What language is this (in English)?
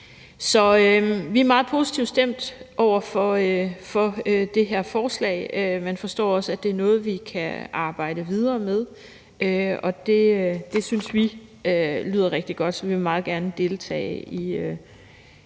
Danish